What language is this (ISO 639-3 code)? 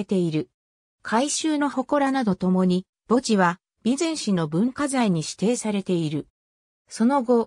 jpn